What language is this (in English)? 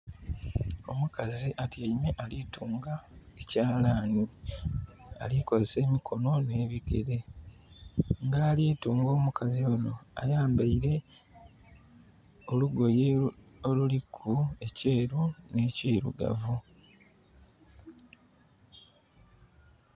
Soga